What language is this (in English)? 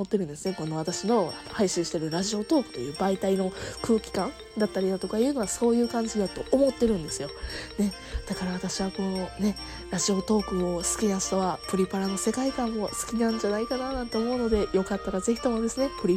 Japanese